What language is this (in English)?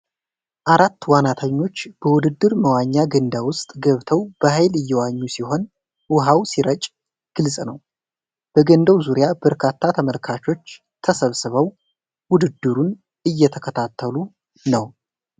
Amharic